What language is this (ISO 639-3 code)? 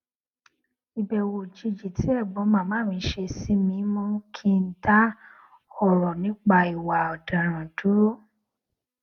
yor